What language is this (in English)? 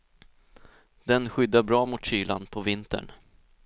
Swedish